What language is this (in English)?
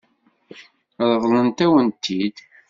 Kabyle